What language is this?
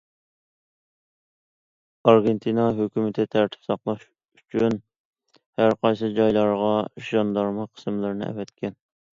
Uyghur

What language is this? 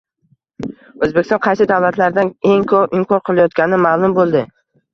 Uzbek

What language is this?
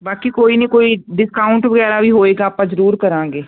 Punjabi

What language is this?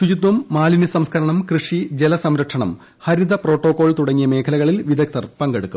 Malayalam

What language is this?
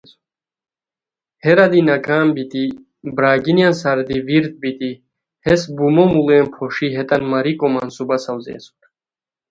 Khowar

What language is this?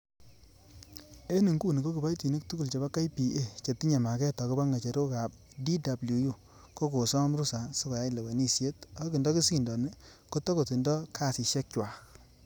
Kalenjin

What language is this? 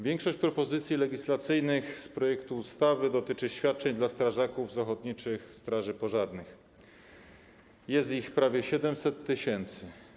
Polish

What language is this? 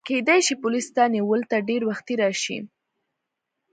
Pashto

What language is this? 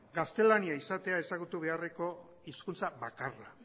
Basque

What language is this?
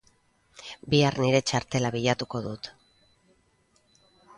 Basque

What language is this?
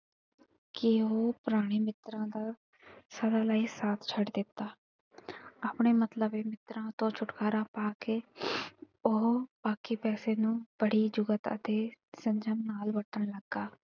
Punjabi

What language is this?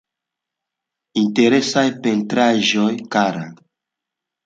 Esperanto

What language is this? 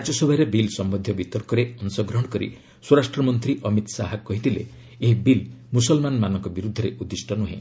Odia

